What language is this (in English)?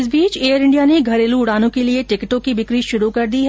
Hindi